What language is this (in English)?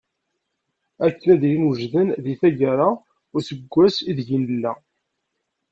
Kabyle